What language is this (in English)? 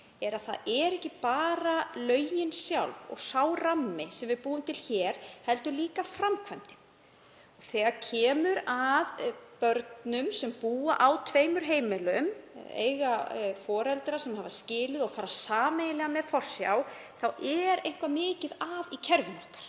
Icelandic